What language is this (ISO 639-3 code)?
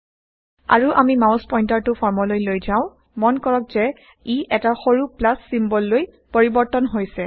asm